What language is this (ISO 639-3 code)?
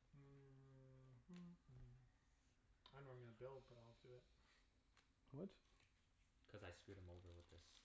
eng